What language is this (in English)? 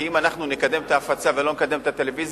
Hebrew